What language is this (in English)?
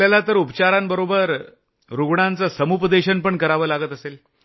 Marathi